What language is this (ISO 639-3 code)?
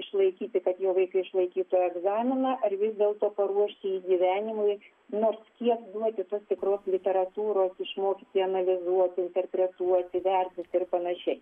lit